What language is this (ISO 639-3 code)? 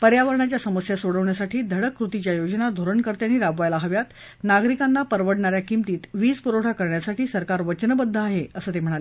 mar